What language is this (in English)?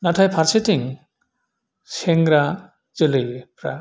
Bodo